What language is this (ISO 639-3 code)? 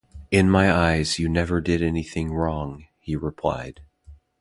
eng